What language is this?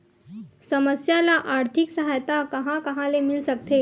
Chhattisgarhi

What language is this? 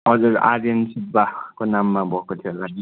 Nepali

